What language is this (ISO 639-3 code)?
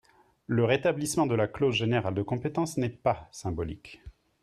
fra